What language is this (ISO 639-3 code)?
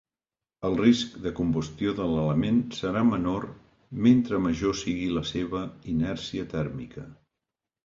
cat